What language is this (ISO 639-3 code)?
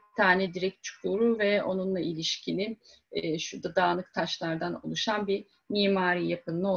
tur